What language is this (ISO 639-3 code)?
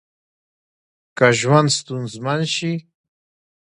pus